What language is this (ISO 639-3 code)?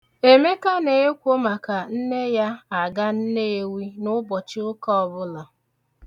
ibo